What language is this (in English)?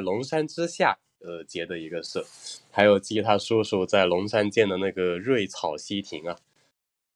Chinese